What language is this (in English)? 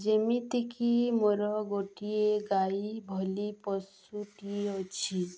Odia